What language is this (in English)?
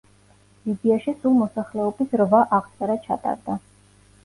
Georgian